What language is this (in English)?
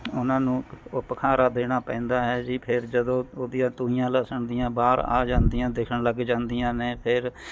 Punjabi